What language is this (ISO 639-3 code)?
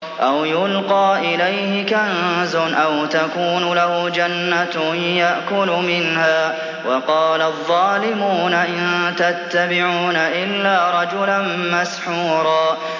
ara